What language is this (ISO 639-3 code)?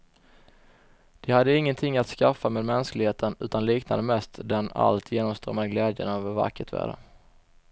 swe